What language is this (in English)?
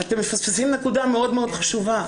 Hebrew